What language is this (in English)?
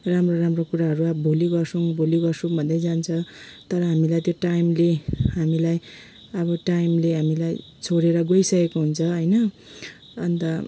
Nepali